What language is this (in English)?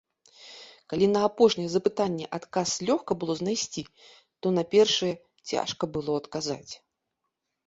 Belarusian